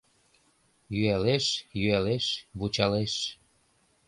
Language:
Mari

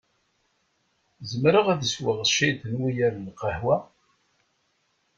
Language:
Kabyle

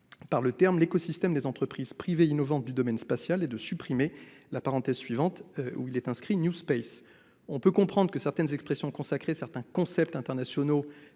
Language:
French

